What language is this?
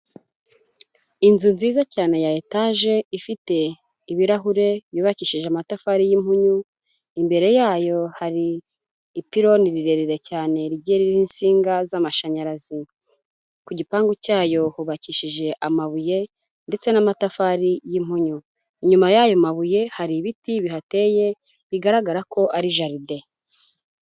Kinyarwanda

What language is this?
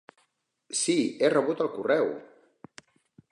Catalan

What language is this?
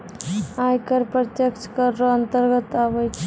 Maithili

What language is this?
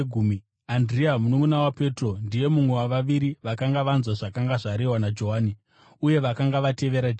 Shona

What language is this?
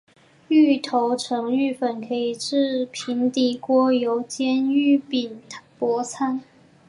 Chinese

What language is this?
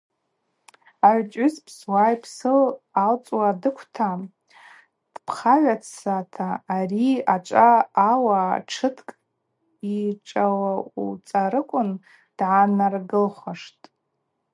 Abaza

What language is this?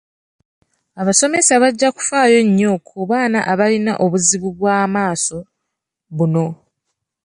Ganda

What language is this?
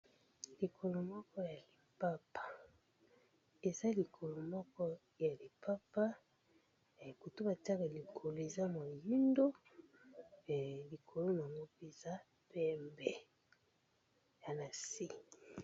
Lingala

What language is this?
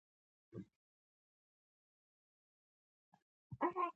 Pashto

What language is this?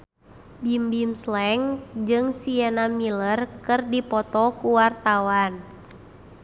Sundanese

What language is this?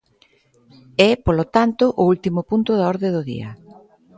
Galician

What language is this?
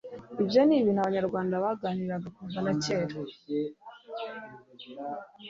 Kinyarwanda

